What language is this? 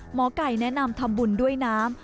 Thai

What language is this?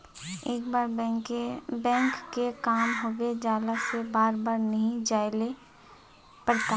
Magahi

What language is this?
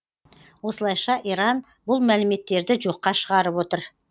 Kazakh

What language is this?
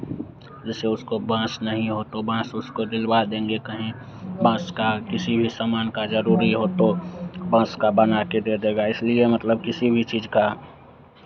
Hindi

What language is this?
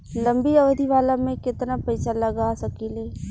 Bhojpuri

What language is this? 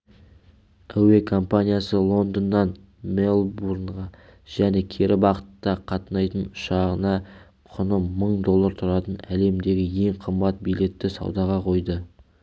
Kazakh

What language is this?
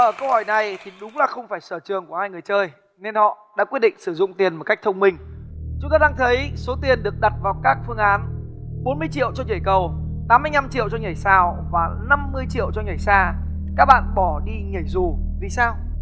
Vietnamese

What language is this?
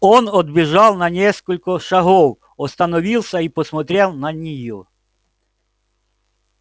Russian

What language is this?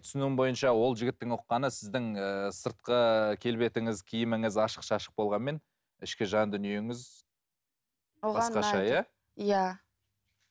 Kazakh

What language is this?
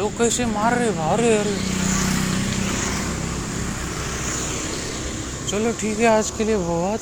Marathi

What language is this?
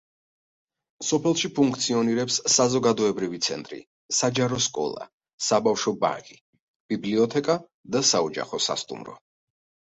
Georgian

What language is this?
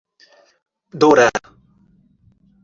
Portuguese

